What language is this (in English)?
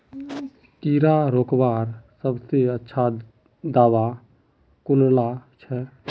Magahi